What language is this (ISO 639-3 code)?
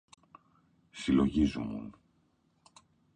ell